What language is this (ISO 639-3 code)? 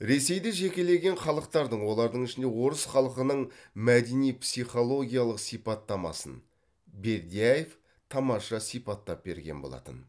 kaz